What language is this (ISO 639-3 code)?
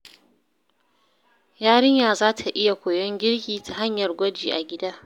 hau